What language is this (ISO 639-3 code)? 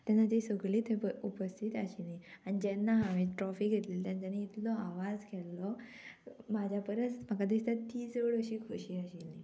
kok